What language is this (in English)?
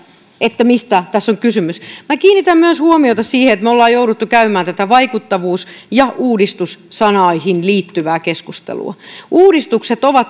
Finnish